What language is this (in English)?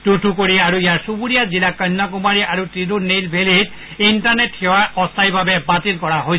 Assamese